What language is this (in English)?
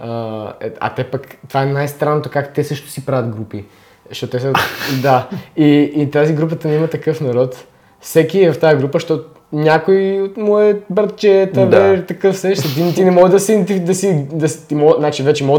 Bulgarian